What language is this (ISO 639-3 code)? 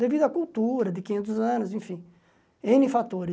por